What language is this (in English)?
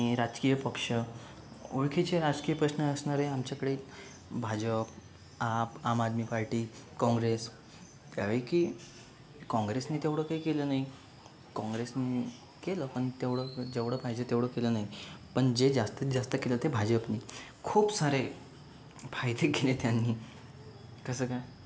Marathi